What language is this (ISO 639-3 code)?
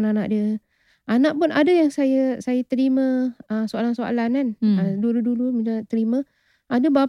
msa